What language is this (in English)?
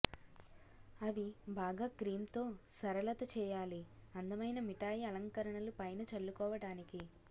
Telugu